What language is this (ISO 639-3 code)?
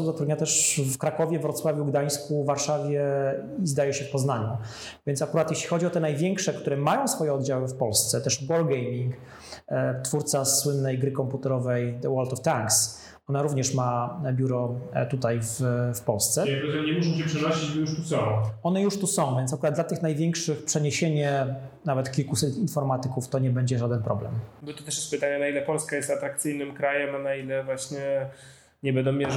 pol